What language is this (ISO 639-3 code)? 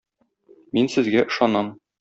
tat